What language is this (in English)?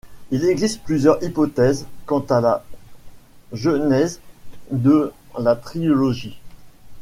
French